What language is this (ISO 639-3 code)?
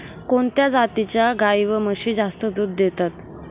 mar